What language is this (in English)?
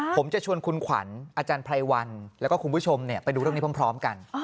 Thai